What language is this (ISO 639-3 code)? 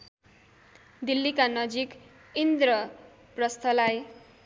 nep